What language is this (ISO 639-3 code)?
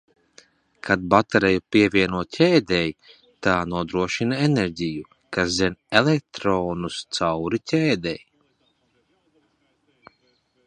lav